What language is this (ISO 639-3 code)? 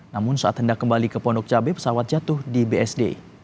ind